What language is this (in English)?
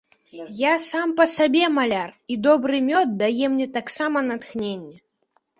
Belarusian